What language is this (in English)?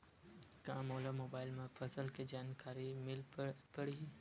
Chhattisgarhi